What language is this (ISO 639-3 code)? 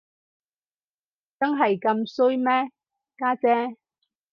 yue